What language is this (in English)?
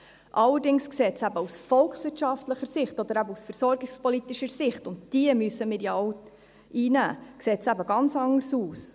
Swiss German